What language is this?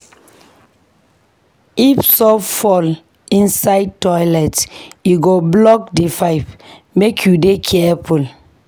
Nigerian Pidgin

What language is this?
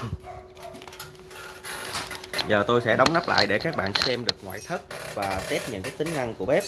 Vietnamese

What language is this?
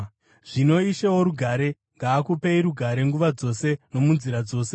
Shona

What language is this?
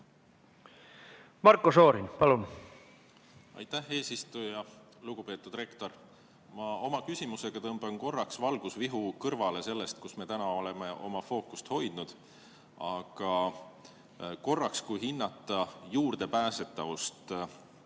Estonian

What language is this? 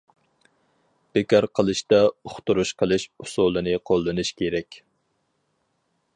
Uyghur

